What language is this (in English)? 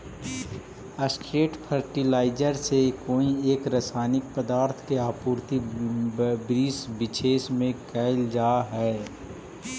Magahi